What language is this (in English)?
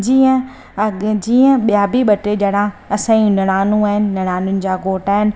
Sindhi